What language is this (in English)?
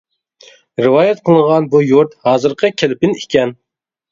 Uyghur